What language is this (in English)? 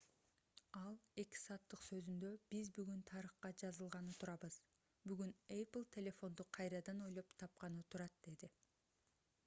Kyrgyz